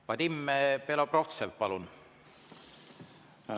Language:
Estonian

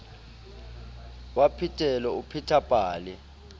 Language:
Southern Sotho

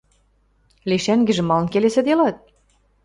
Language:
Western Mari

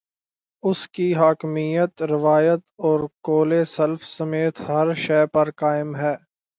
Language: Urdu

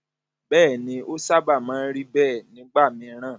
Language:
Yoruba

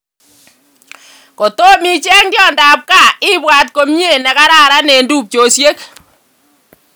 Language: Kalenjin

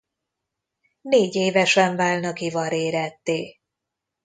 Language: Hungarian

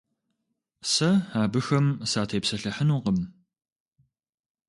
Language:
Kabardian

